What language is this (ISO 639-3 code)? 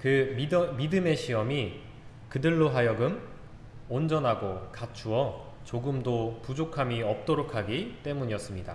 kor